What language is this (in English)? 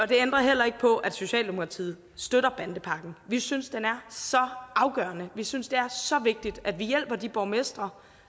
Danish